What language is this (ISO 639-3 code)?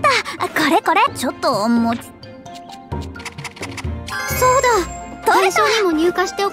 jpn